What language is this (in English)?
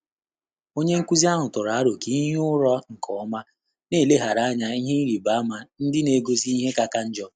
Igbo